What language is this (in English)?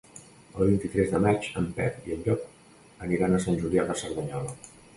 Catalan